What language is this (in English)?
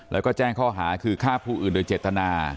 Thai